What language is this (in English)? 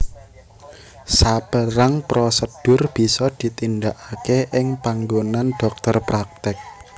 Javanese